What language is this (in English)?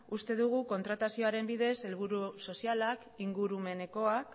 Basque